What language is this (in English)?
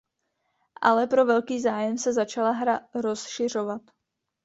Czech